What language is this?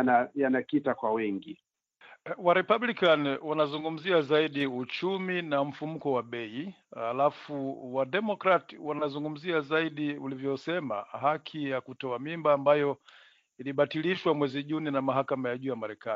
Swahili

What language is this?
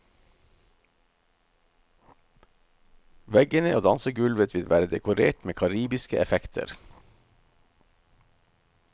Norwegian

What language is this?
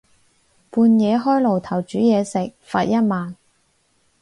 Cantonese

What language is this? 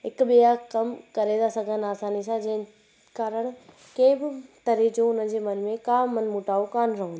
Sindhi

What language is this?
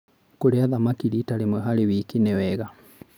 Kikuyu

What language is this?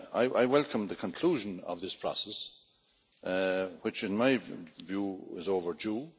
English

